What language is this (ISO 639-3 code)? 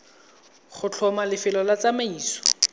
tsn